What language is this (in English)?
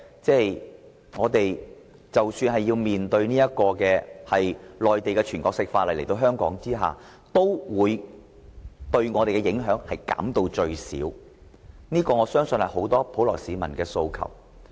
Cantonese